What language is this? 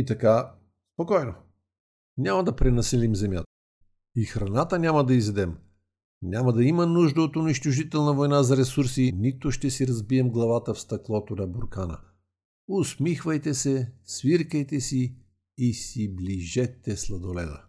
Bulgarian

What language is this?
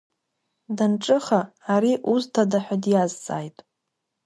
Abkhazian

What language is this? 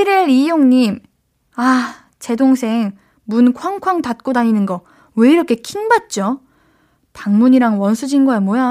Korean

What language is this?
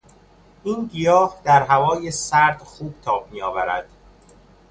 Persian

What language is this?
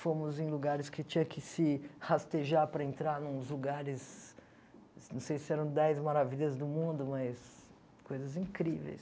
Portuguese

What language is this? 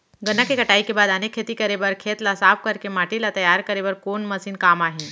Chhattisgarhi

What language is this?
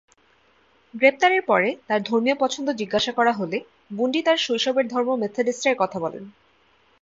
Bangla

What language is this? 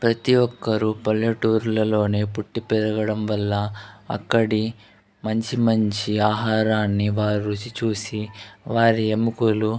Telugu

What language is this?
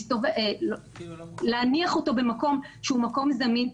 Hebrew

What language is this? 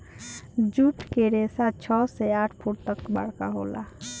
Bhojpuri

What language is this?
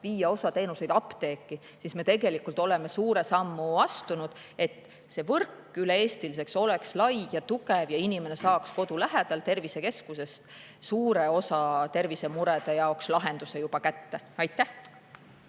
Estonian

